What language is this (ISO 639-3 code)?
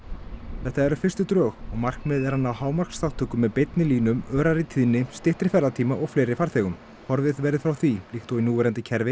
isl